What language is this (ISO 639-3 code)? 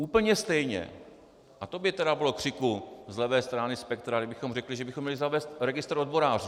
ces